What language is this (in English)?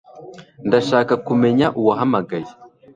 Kinyarwanda